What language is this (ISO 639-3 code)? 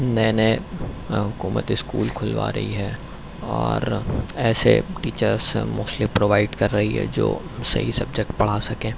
urd